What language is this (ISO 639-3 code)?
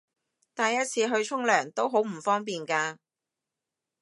yue